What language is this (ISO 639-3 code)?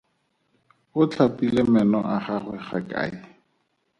tsn